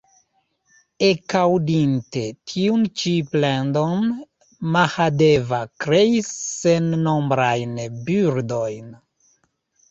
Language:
Esperanto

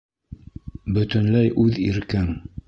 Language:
Bashkir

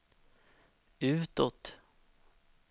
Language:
Swedish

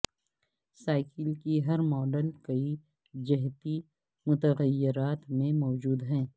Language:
Urdu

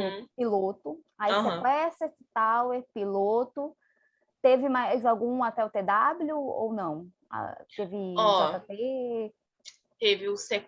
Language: Portuguese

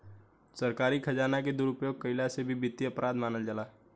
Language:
Bhojpuri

